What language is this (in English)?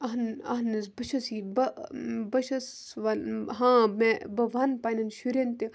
Kashmiri